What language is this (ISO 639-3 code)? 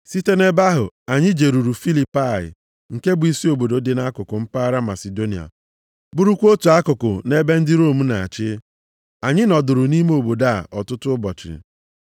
ibo